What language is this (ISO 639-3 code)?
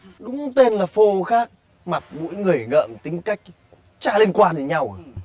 vie